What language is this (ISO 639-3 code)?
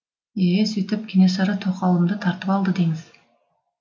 kaz